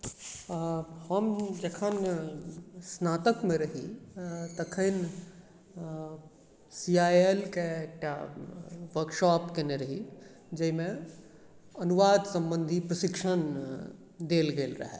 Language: Maithili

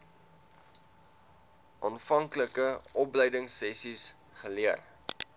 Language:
Afrikaans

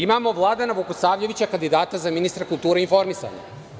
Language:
Serbian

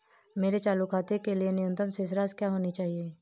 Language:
Hindi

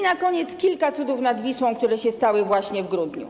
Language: Polish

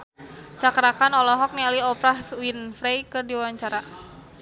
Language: Sundanese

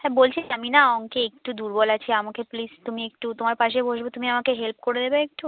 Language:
Bangla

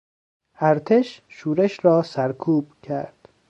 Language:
Persian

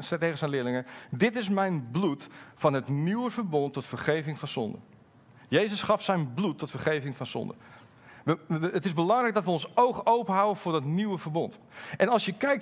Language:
Dutch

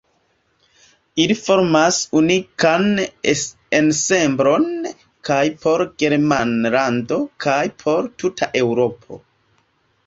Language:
Esperanto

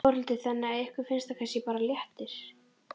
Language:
Icelandic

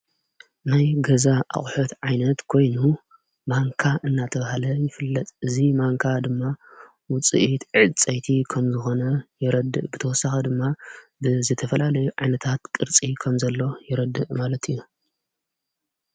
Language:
Tigrinya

